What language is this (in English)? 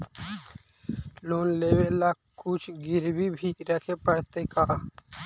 Magahi